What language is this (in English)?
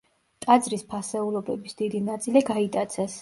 Georgian